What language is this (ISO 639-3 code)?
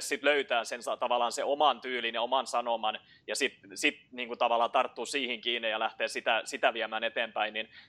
fin